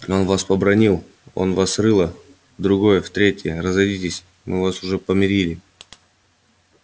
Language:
Russian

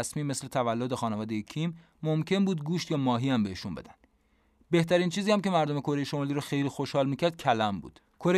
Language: Persian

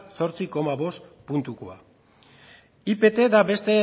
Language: Basque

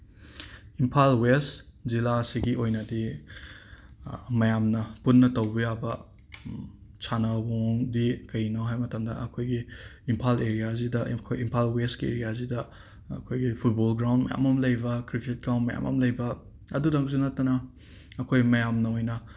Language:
Manipuri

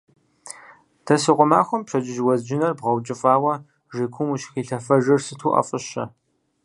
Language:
Kabardian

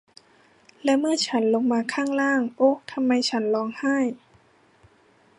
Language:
Thai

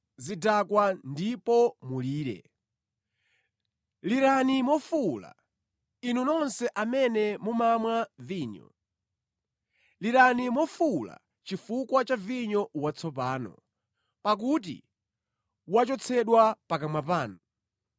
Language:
Nyanja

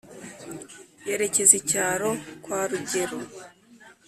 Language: Kinyarwanda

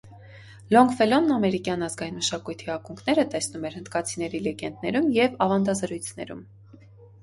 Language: Armenian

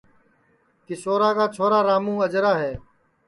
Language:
Sansi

